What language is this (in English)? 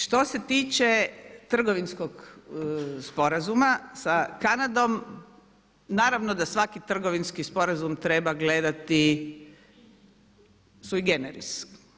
Croatian